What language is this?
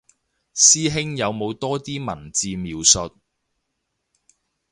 Cantonese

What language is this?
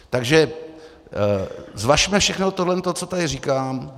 Czech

